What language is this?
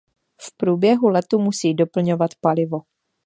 Czech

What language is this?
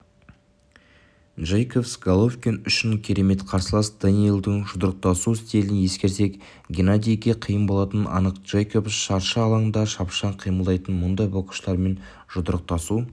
Kazakh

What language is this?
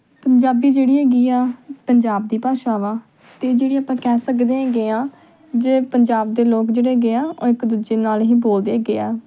Punjabi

